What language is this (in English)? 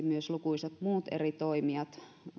Finnish